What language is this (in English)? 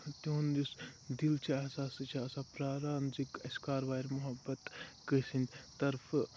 Kashmiri